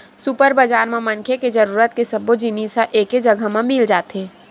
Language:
Chhattisgarhi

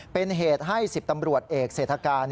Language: Thai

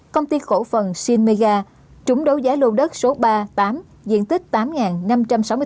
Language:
Vietnamese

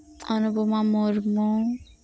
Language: Santali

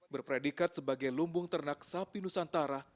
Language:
Indonesian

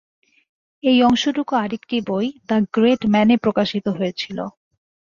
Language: Bangla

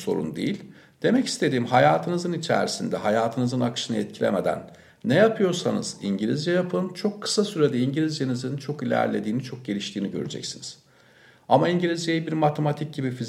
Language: Turkish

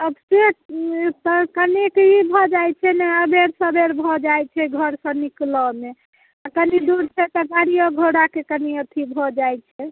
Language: Maithili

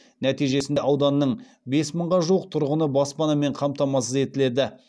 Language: Kazakh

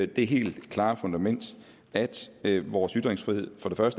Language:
Danish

